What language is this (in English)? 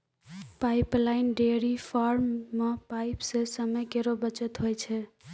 Maithili